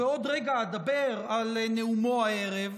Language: Hebrew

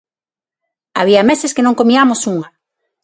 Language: Galician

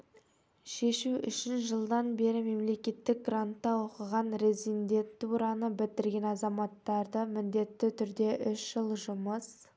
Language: Kazakh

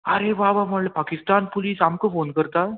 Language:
Konkani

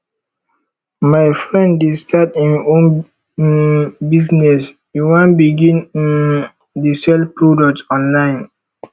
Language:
Nigerian Pidgin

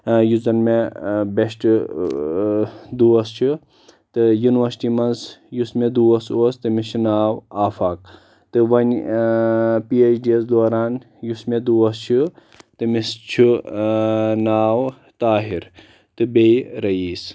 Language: Kashmiri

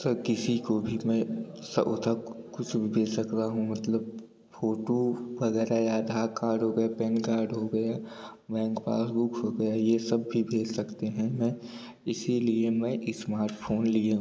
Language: Hindi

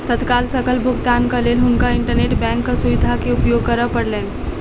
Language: Maithili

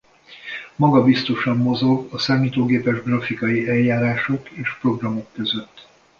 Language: Hungarian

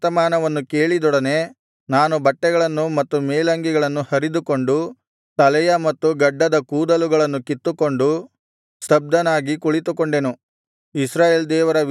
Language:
Kannada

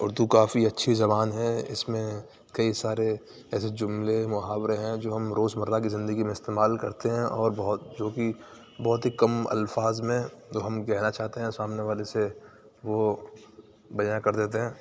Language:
Urdu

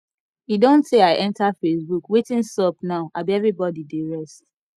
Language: Nigerian Pidgin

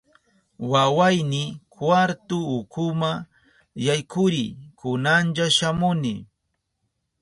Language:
Southern Pastaza Quechua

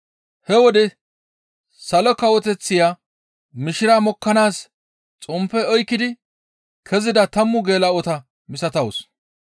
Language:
Gamo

